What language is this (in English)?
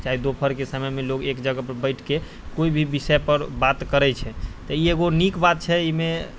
Maithili